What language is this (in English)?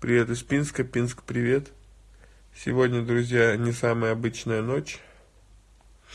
Russian